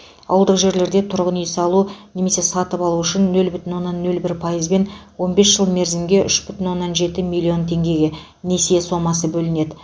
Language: Kazakh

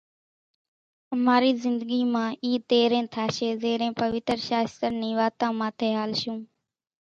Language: Kachi Koli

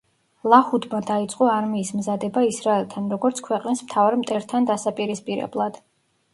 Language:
Georgian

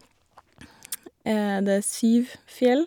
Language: Norwegian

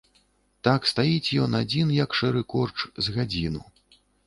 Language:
Belarusian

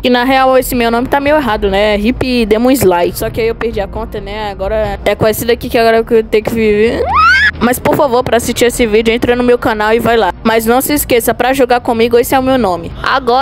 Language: Portuguese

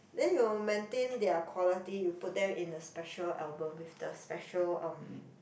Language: English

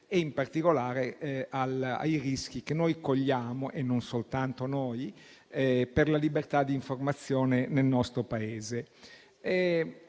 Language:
Italian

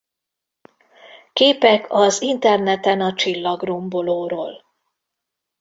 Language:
Hungarian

